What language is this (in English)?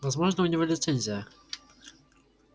Russian